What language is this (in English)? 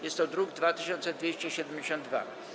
Polish